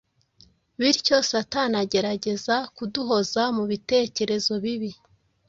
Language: Kinyarwanda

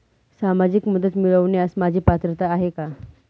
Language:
Marathi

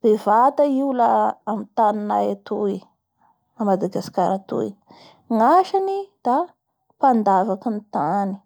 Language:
Bara Malagasy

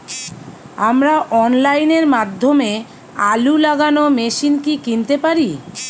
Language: Bangla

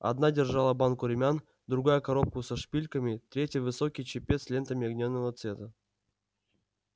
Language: Russian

